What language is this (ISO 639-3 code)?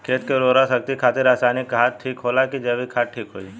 bho